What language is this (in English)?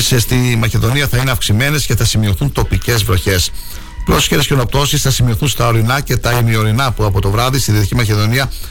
Greek